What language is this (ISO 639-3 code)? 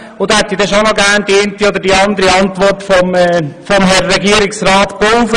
gsw